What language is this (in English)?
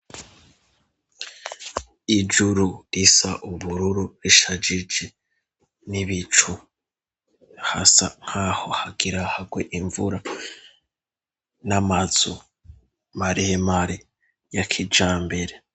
Rundi